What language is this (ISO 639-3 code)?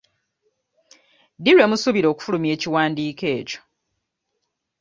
lug